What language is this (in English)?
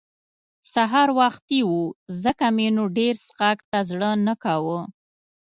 Pashto